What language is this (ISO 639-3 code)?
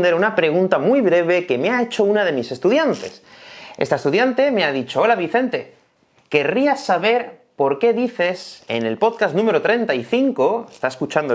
spa